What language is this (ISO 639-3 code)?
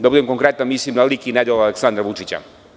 srp